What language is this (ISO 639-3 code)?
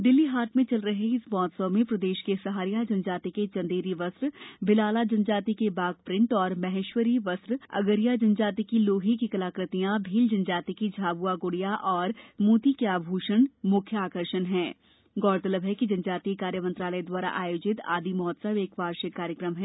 hin